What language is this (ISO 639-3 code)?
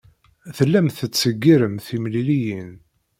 kab